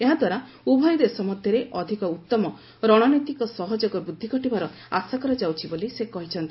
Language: Odia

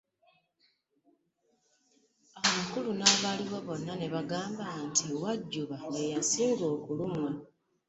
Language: Ganda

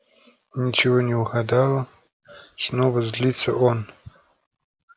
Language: Russian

